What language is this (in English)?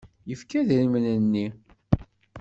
Kabyle